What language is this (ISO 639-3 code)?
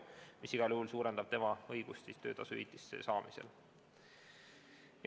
est